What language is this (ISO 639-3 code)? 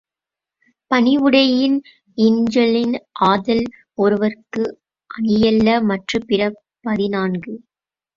tam